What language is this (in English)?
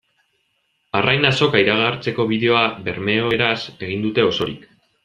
Basque